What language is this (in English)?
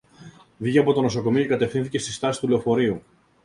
Greek